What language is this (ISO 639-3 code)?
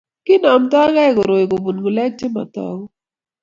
kln